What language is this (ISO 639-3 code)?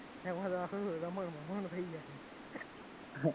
guj